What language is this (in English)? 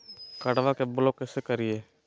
Magahi